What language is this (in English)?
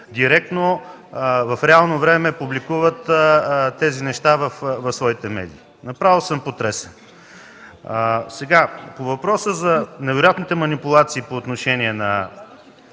Bulgarian